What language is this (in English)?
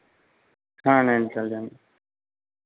Hindi